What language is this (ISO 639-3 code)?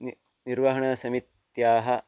san